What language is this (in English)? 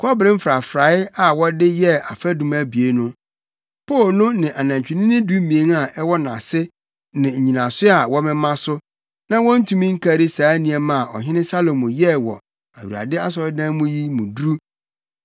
Akan